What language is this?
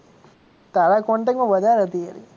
Gujarati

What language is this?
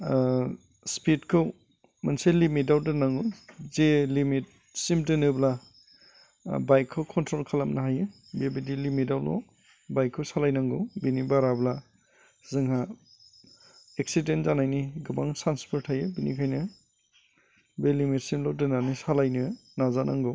Bodo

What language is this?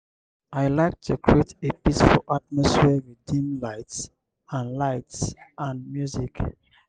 Nigerian Pidgin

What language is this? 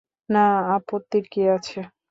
Bangla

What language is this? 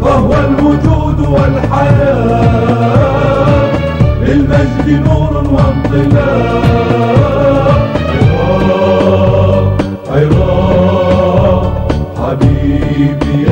Arabic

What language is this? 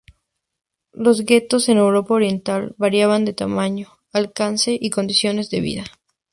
Spanish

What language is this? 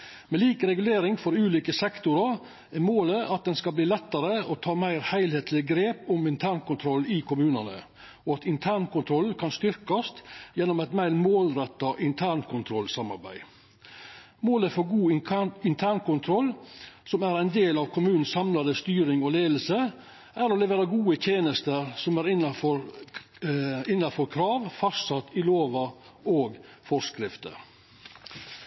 Norwegian Nynorsk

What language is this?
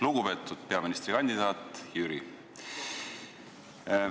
Estonian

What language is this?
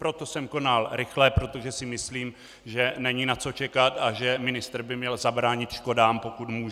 Czech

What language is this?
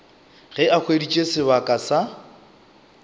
Northern Sotho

